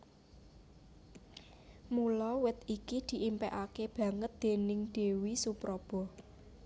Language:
Javanese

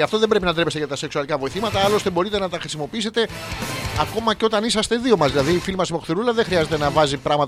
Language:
Greek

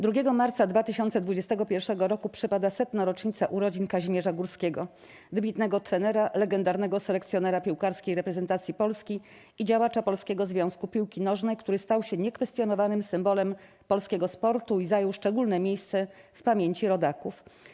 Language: Polish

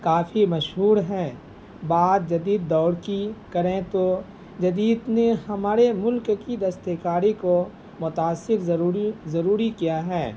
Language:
Urdu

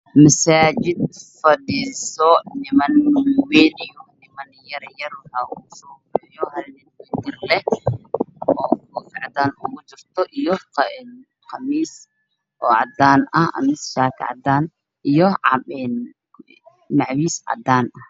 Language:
Somali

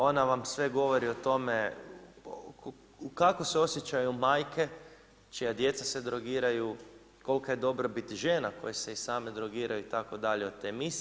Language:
Croatian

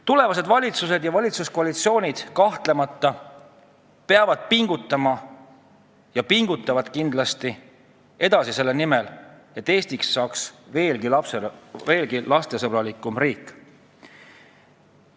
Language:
Estonian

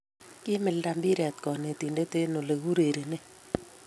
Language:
Kalenjin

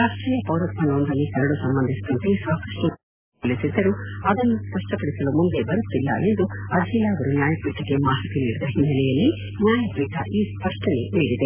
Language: Kannada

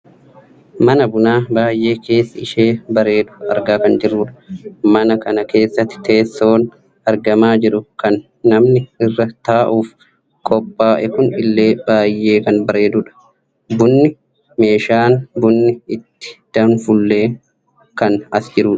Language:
Oromo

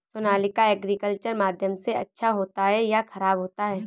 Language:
Hindi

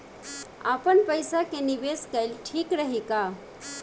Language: Bhojpuri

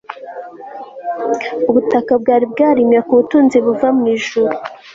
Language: Kinyarwanda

